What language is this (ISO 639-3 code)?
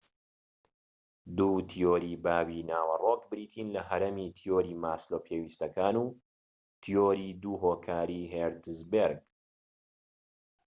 ckb